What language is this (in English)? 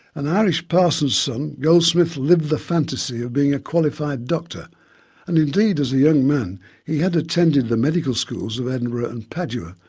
English